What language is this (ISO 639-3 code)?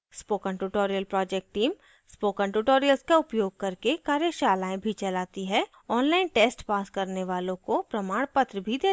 hin